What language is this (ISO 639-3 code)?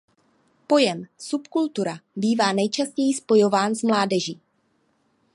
ces